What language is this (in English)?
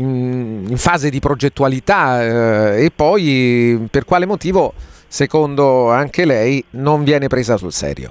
Italian